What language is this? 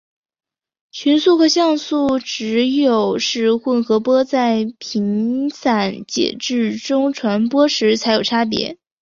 Chinese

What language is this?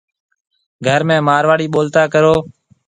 Marwari (Pakistan)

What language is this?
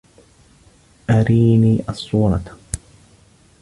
Arabic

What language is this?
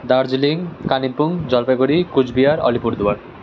Nepali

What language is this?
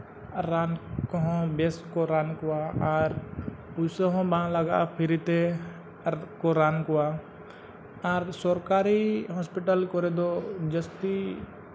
Santali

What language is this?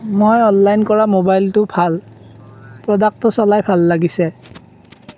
Assamese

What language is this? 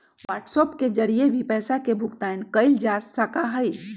Magahi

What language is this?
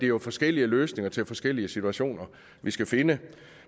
Danish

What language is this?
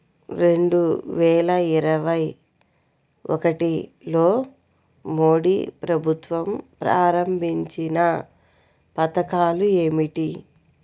Telugu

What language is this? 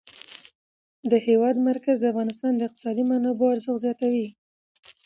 Pashto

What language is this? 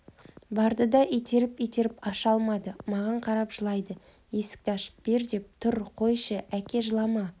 Kazakh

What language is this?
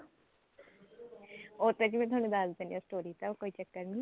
Punjabi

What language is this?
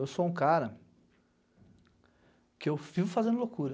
Portuguese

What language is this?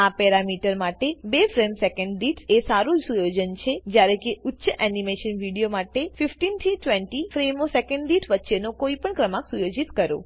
Gujarati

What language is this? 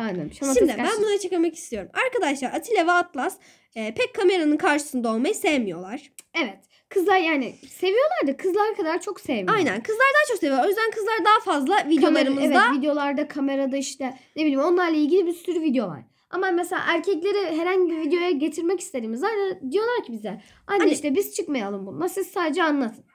Turkish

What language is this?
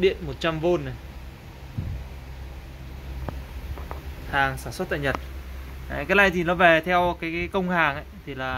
Vietnamese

